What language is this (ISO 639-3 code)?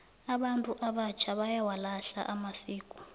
nbl